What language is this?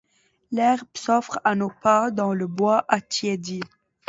French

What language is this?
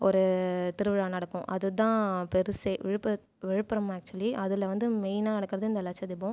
Tamil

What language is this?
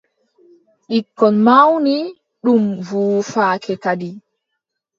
Adamawa Fulfulde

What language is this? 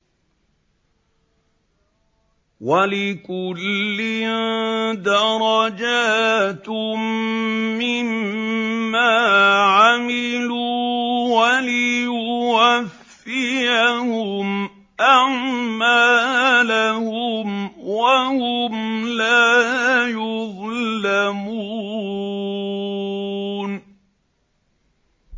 Arabic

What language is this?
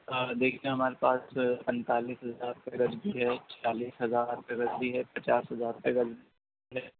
Urdu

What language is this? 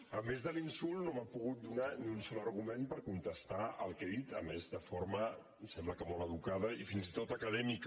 Catalan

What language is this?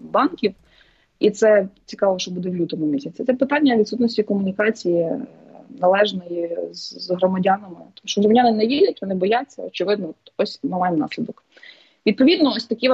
Ukrainian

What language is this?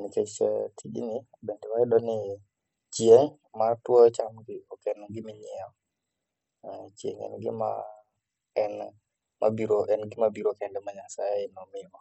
Luo (Kenya and Tanzania)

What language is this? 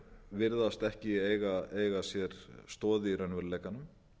Icelandic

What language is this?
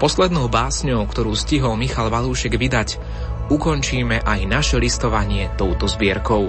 Slovak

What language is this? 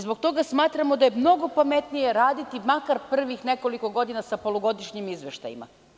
Serbian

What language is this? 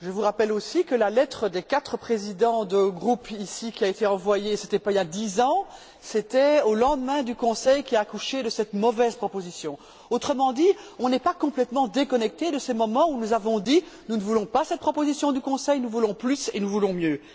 French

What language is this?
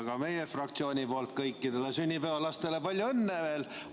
Estonian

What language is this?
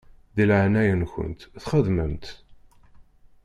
Kabyle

